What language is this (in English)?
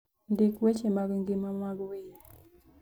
Luo (Kenya and Tanzania)